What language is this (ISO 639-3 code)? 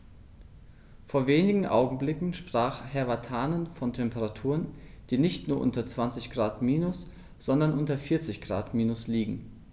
deu